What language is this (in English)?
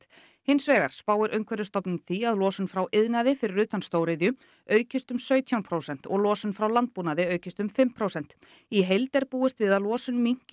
Icelandic